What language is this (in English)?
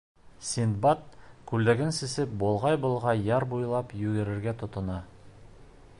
Bashkir